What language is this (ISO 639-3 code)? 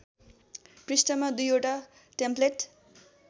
nep